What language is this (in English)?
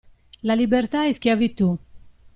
Italian